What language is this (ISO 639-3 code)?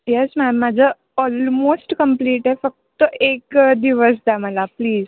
mar